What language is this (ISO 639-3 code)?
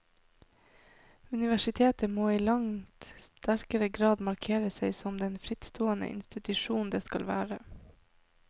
nor